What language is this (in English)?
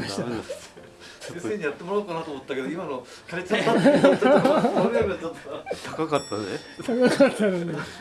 Japanese